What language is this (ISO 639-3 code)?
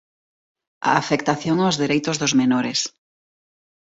glg